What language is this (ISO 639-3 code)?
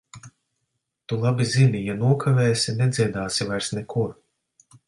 lav